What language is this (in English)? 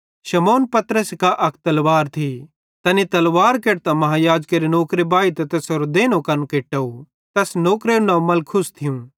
Bhadrawahi